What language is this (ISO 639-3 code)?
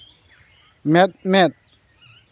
sat